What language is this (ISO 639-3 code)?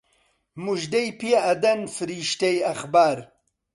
ckb